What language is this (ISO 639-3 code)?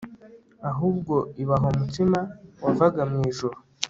kin